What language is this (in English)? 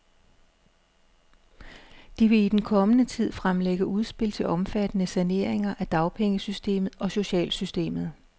Danish